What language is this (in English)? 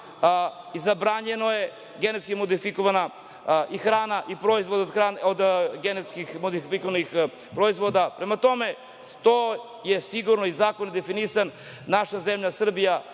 Serbian